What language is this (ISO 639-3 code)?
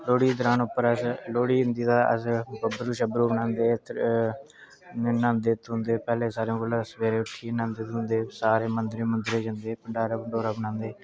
doi